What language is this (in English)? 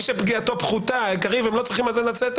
Hebrew